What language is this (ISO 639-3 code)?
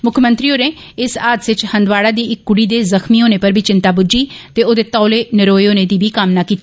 doi